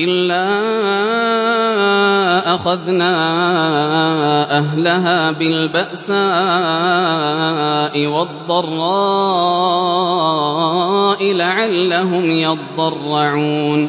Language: Arabic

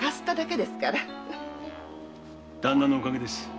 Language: Japanese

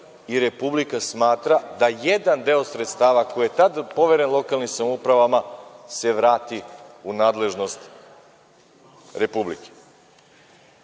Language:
Serbian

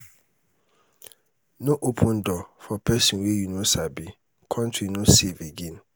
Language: Nigerian Pidgin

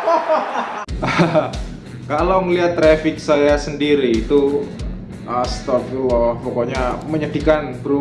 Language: Indonesian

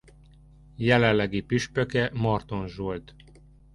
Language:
Hungarian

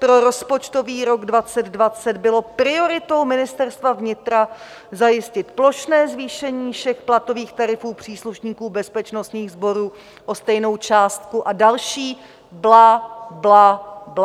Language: Czech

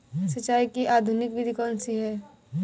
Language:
Hindi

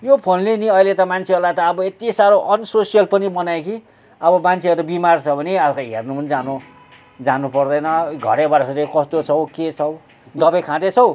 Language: Nepali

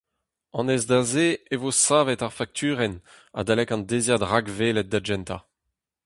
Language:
Breton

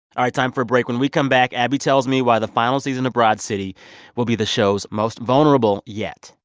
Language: English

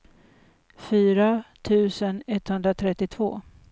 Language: Swedish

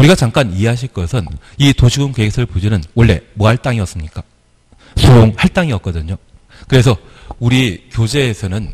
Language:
Korean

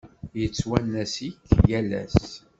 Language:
Kabyle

